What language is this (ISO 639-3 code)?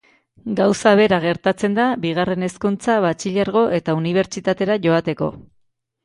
eus